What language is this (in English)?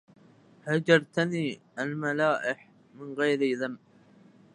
Arabic